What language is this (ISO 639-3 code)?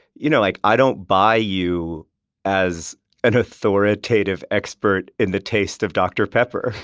eng